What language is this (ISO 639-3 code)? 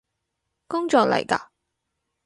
yue